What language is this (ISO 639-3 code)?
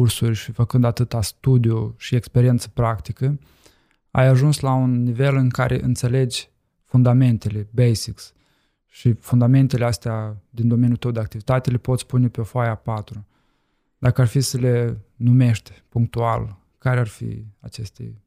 ron